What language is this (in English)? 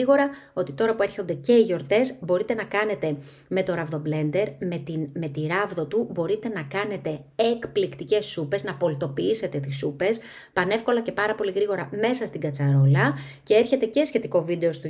Greek